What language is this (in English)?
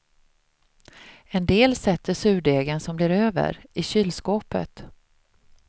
Swedish